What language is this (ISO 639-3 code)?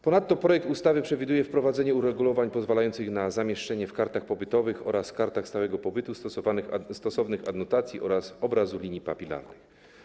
pol